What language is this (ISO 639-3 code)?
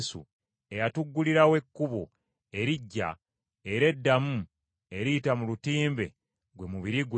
lug